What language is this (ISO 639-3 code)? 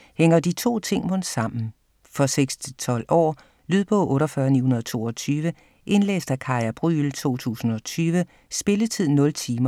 dan